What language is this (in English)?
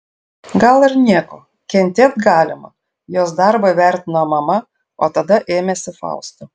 Lithuanian